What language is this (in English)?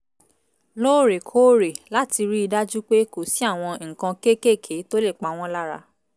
Yoruba